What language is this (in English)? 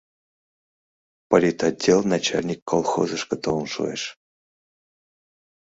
Mari